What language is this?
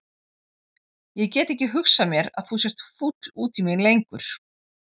Icelandic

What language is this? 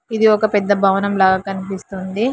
Telugu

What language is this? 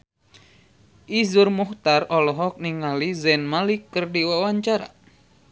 Sundanese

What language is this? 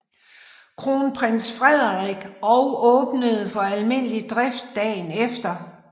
Danish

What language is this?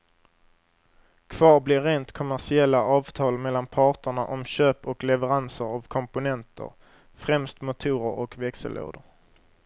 Swedish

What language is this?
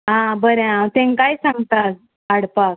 Konkani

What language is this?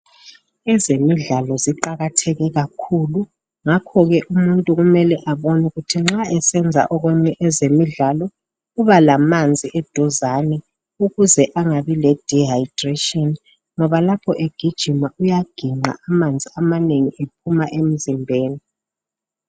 North Ndebele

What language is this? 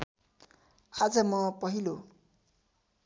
Nepali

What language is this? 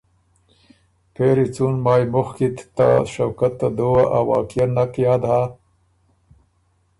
Ormuri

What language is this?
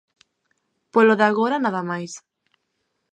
Galician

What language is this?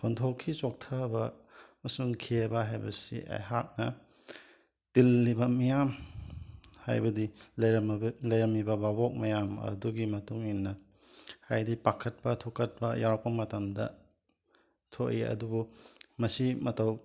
Manipuri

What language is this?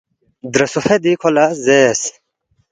Balti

